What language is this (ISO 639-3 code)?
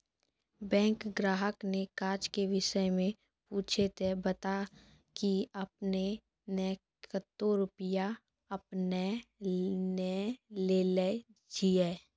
mai